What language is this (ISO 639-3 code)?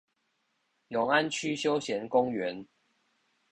zho